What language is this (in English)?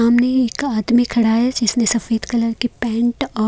Hindi